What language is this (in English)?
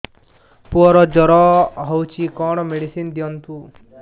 Odia